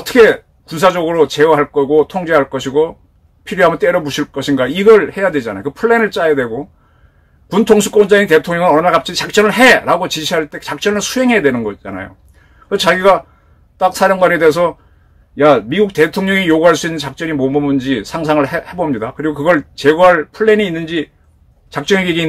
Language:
Korean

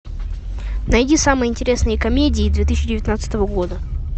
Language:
Russian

